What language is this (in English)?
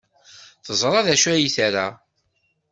Kabyle